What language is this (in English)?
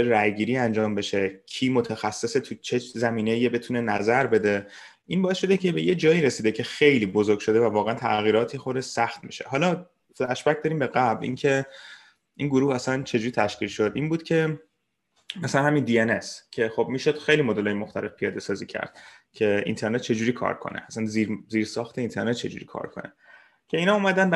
Persian